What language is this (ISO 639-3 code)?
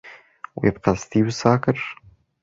kur